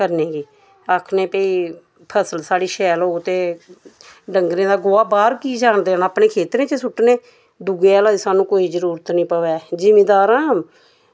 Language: Dogri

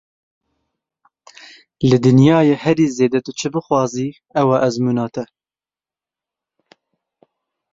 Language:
Kurdish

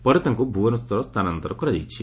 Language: Odia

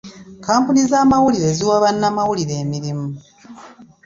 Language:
Ganda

